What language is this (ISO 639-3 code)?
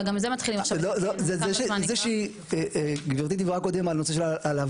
heb